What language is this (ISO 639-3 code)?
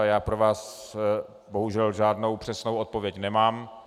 ces